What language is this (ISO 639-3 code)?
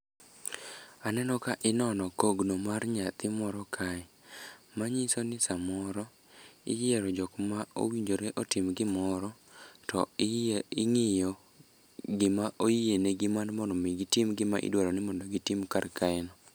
luo